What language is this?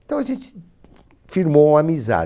Portuguese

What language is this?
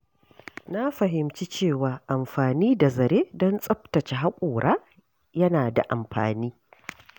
Hausa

